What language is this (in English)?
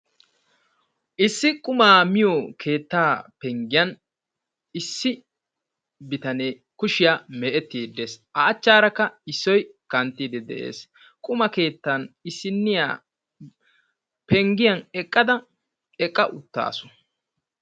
Wolaytta